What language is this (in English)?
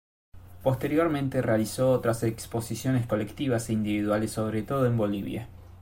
Spanish